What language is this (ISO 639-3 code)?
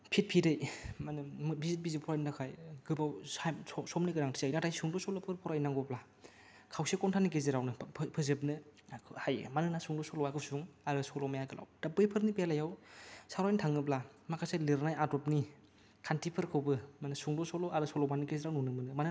brx